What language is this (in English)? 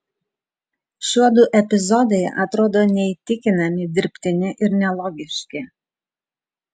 Lithuanian